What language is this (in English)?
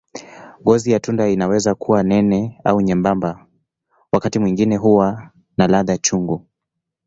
Swahili